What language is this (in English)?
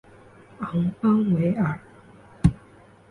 Chinese